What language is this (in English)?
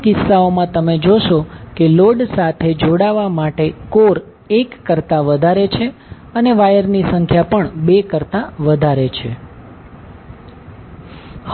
Gujarati